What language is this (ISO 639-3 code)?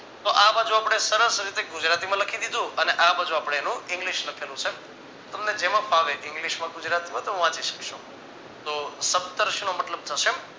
guj